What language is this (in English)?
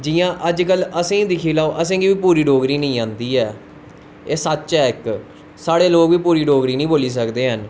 Dogri